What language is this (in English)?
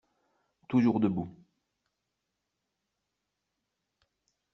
French